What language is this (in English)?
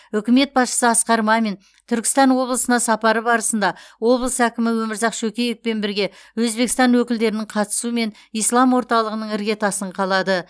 Kazakh